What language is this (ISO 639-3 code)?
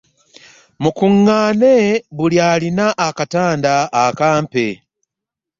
lug